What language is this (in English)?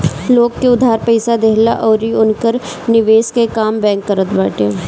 Bhojpuri